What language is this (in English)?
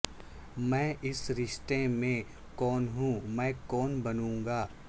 Urdu